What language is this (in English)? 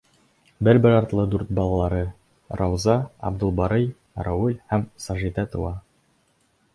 Bashkir